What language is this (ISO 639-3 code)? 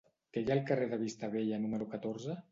cat